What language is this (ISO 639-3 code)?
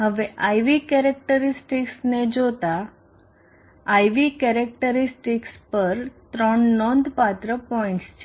guj